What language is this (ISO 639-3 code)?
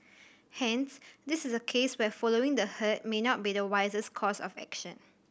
eng